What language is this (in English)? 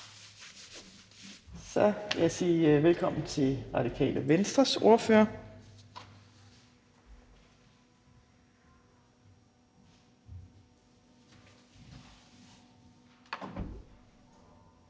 Danish